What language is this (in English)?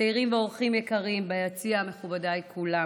Hebrew